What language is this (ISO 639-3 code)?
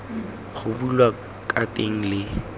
tsn